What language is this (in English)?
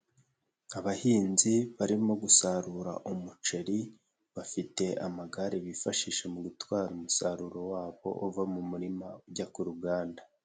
Kinyarwanda